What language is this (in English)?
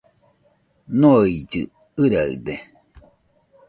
Nüpode Huitoto